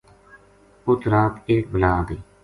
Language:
Gujari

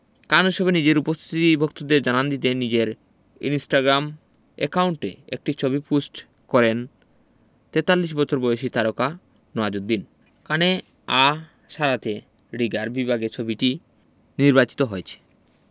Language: Bangla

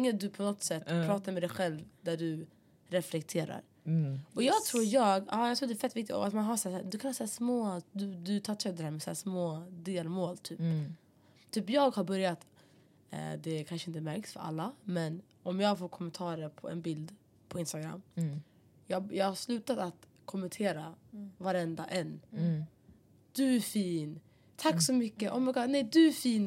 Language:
Swedish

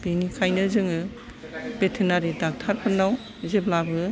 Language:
Bodo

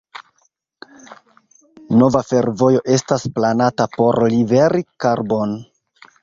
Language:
Esperanto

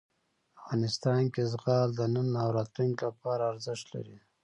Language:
Pashto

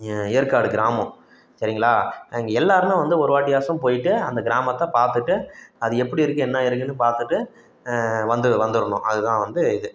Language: Tamil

